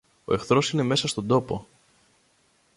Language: Greek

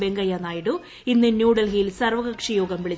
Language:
Malayalam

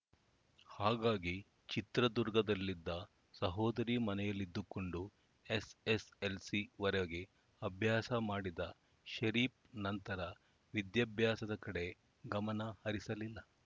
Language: Kannada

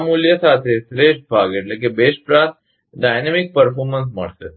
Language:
Gujarati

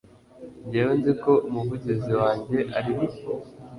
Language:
Kinyarwanda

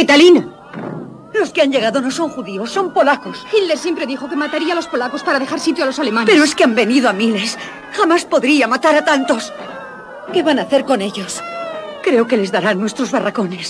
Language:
Spanish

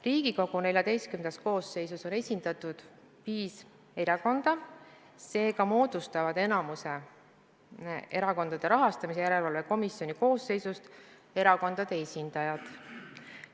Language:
Estonian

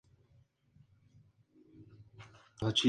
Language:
Spanish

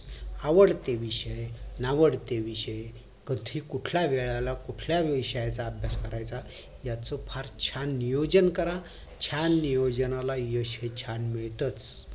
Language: Marathi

